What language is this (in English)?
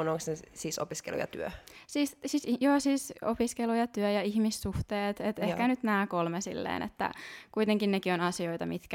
Finnish